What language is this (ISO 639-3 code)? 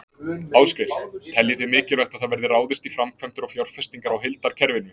isl